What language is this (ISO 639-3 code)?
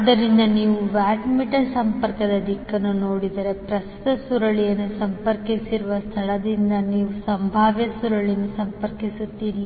kan